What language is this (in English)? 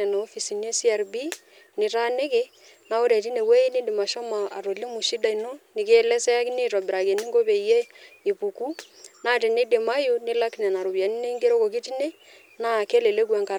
Masai